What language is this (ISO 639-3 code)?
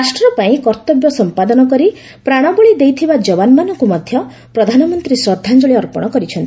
ori